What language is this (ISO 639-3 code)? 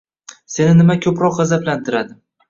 uzb